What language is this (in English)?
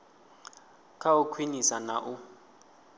Venda